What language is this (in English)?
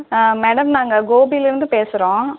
Tamil